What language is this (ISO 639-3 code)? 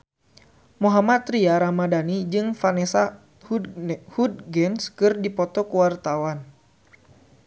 sun